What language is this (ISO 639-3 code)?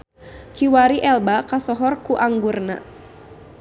sun